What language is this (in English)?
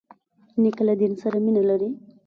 Pashto